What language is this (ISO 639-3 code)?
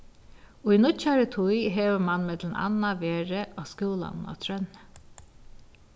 fao